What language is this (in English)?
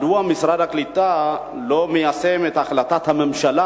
Hebrew